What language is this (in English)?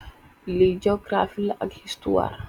Wolof